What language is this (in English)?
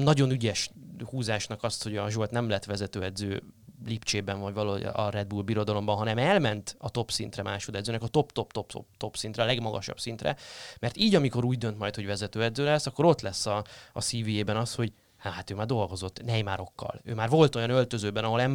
Hungarian